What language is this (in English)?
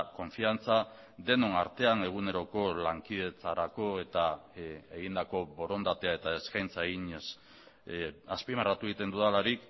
Basque